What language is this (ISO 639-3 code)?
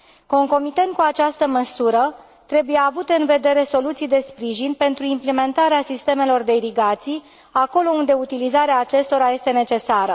ron